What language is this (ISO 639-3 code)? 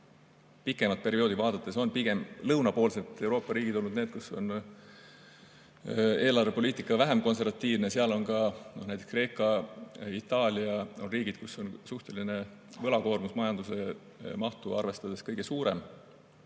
est